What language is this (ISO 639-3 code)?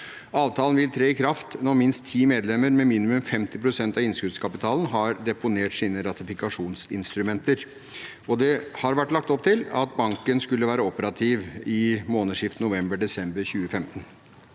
nor